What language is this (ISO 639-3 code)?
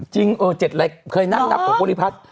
tha